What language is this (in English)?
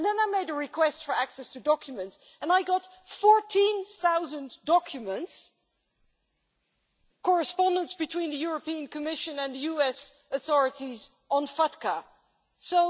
English